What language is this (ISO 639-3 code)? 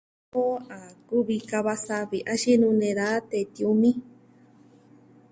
meh